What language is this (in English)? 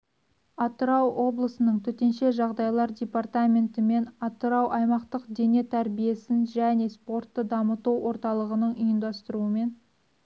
Kazakh